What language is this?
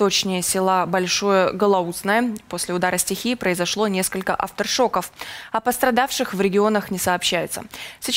Russian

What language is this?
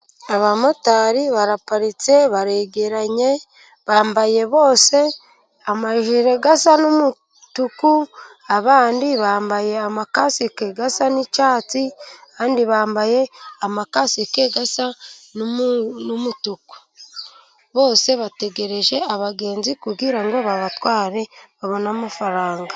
Kinyarwanda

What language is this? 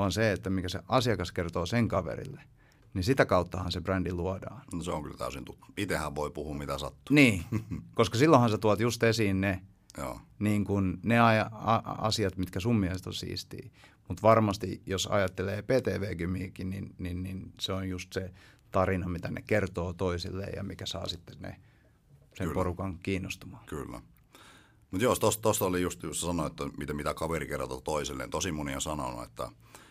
Finnish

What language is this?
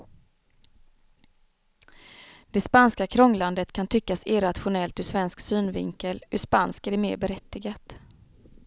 Swedish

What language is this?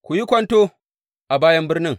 Hausa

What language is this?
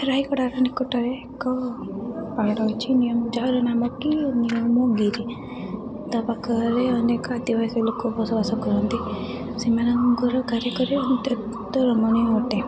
Odia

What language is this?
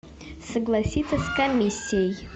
Russian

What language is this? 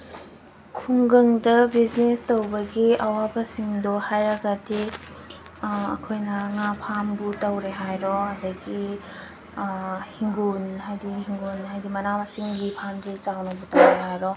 Manipuri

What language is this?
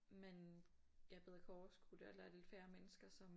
Danish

